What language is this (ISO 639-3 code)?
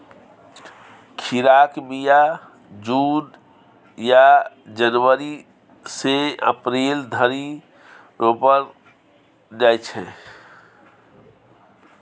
mai